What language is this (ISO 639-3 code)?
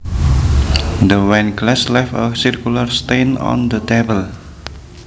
jav